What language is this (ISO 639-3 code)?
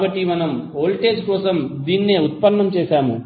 tel